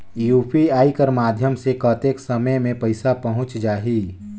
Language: Chhattisgarhi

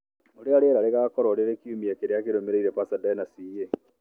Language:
Kikuyu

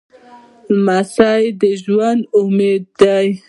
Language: Pashto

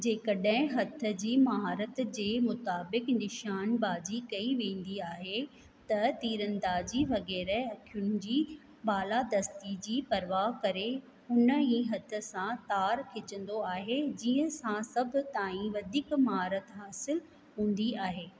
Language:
Sindhi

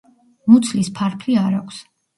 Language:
Georgian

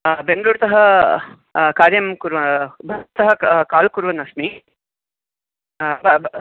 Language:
Sanskrit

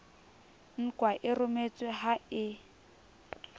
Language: Southern Sotho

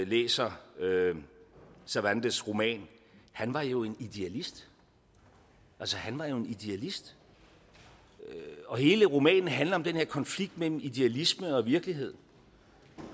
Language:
Danish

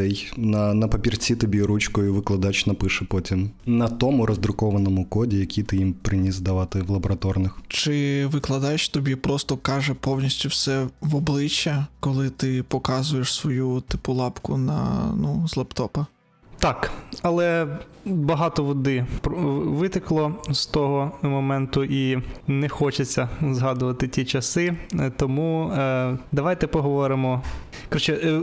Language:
Ukrainian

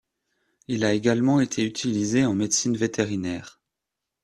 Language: French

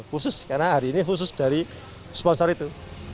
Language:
Indonesian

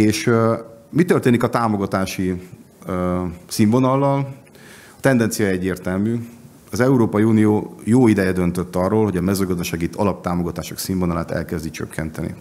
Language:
Hungarian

